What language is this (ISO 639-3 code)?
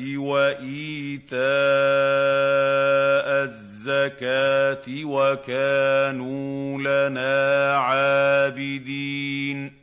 ara